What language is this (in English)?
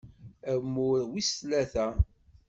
Kabyle